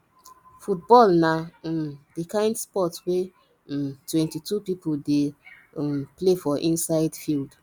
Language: Nigerian Pidgin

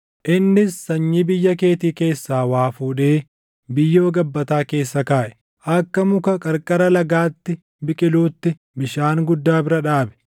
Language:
Oromo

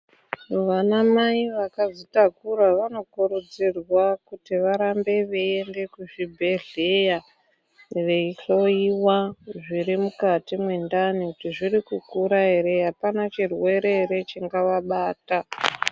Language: Ndau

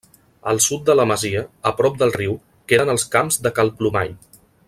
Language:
Catalan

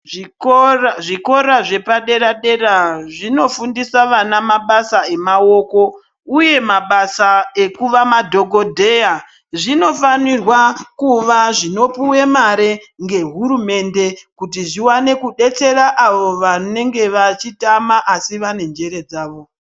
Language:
Ndau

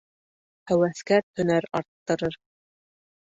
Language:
Bashkir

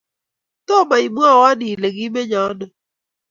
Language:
Kalenjin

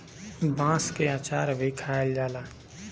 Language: Bhojpuri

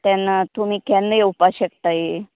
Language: Konkani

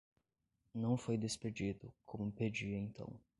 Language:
Portuguese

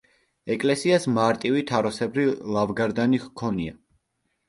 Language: Georgian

